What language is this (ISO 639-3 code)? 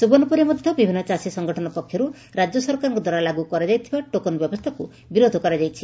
ori